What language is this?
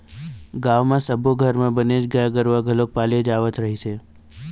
Chhattisgarhi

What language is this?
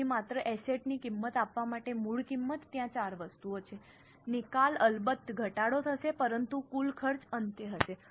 Gujarati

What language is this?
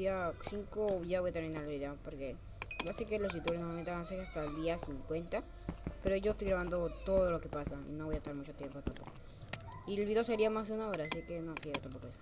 Spanish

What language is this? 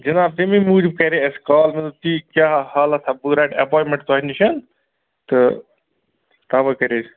Kashmiri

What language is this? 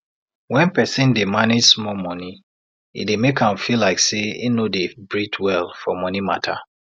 Nigerian Pidgin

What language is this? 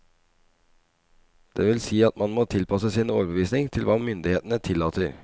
Norwegian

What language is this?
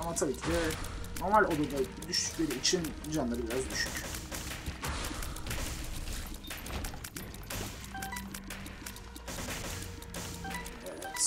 Turkish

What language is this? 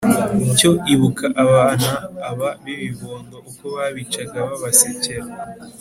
Kinyarwanda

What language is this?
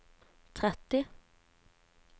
Norwegian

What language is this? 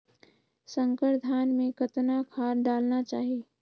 Chhattisgarhi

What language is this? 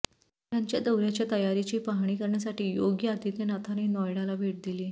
Marathi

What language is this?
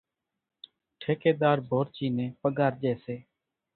Kachi Koli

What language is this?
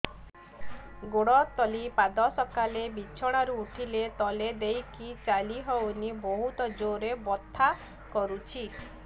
Odia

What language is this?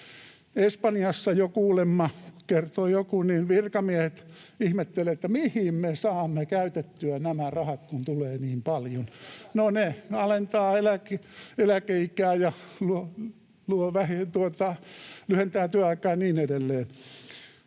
Finnish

